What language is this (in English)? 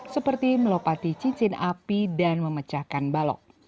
Indonesian